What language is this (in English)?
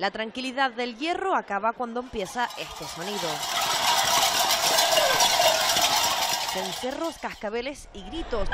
Spanish